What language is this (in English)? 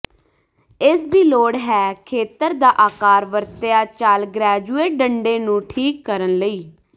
Punjabi